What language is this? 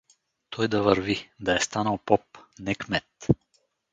Bulgarian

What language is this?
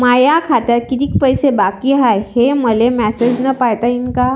Marathi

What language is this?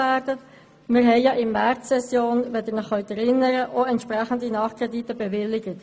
Swiss German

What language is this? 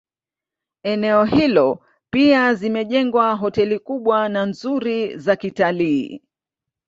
Swahili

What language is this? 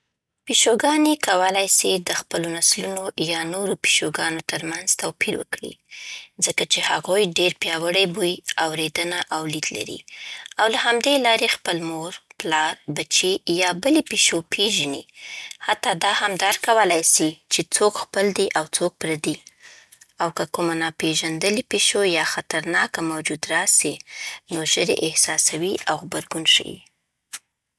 Southern Pashto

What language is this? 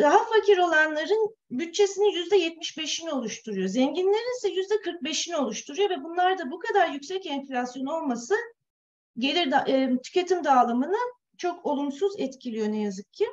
Turkish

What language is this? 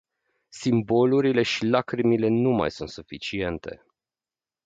Romanian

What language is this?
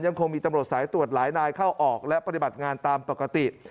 Thai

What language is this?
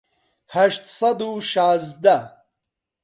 Central Kurdish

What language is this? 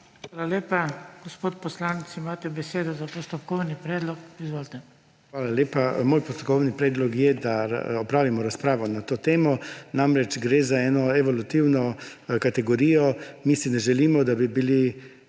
Slovenian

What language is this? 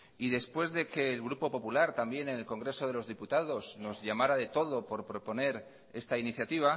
Spanish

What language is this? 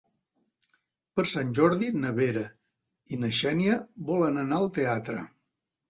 Catalan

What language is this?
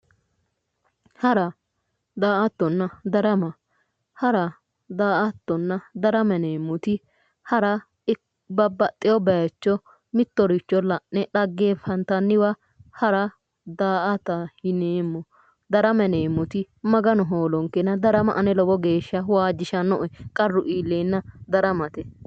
Sidamo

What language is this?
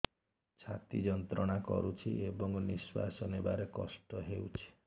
Odia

